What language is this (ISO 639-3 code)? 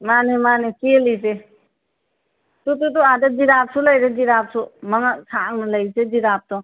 mni